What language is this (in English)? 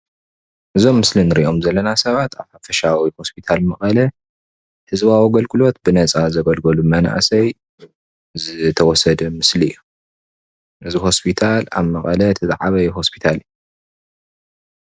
Tigrinya